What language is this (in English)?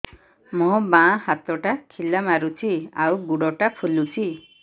Odia